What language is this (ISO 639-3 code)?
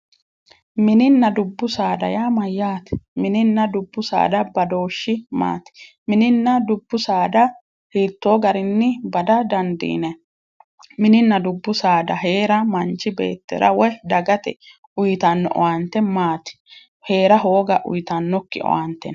sid